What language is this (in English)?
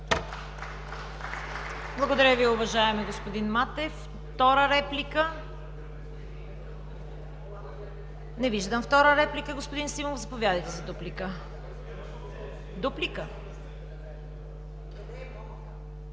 Bulgarian